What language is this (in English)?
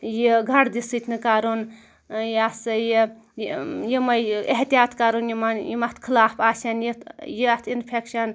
Kashmiri